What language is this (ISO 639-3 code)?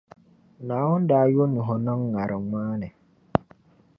dag